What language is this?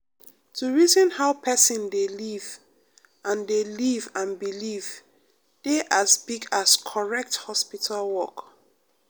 Nigerian Pidgin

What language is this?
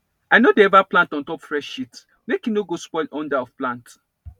Nigerian Pidgin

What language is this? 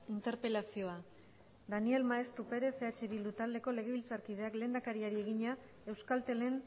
Basque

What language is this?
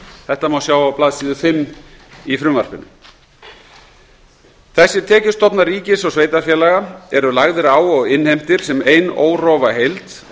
Icelandic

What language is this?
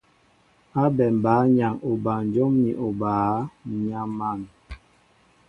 Mbo (Cameroon)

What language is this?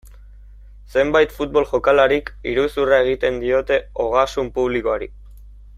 Basque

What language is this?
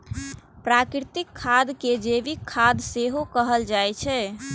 Maithili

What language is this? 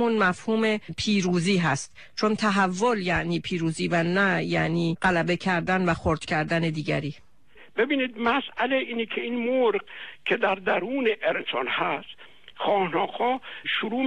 Persian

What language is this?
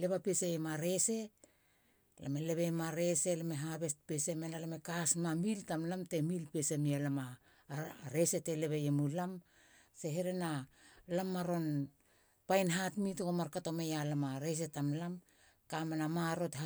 Halia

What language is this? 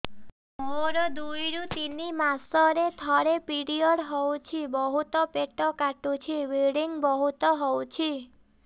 Odia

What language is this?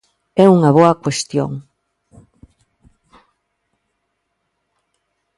Galician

